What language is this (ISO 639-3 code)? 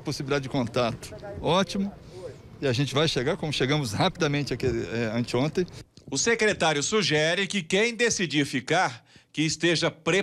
por